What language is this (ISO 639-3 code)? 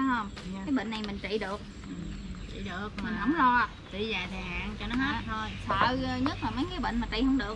vie